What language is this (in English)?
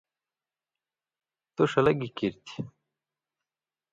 Indus Kohistani